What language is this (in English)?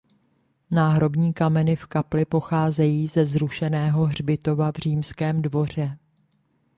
Czech